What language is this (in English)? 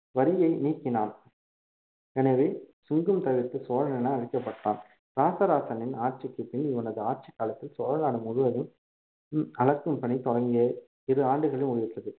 Tamil